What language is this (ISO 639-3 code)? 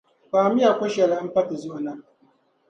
dag